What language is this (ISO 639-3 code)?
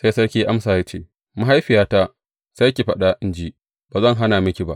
hau